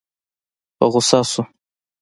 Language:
Pashto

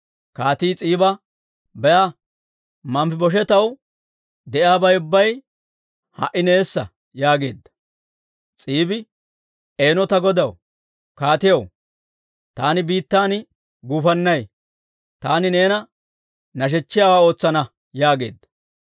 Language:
Dawro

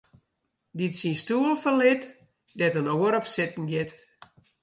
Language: Western Frisian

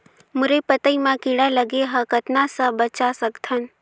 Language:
Chhattisgarhi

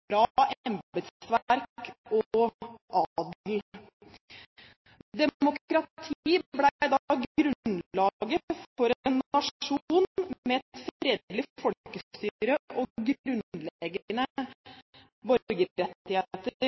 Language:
Norwegian Bokmål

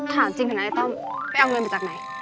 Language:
Thai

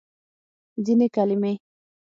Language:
Pashto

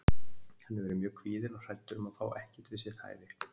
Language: Icelandic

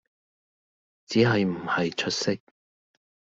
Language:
Cantonese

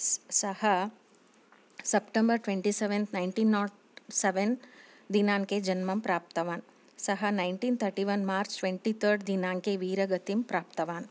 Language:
Sanskrit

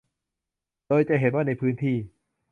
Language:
Thai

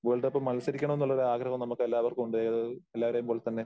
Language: Malayalam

